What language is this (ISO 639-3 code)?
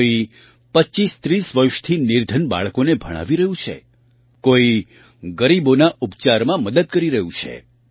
guj